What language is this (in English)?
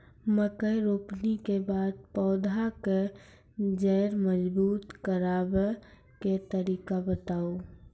Maithili